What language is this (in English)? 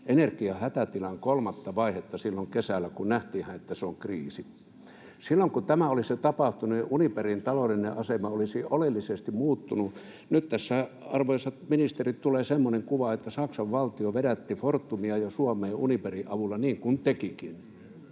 Finnish